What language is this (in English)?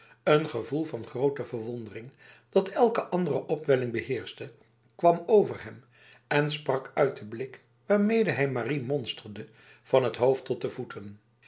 Dutch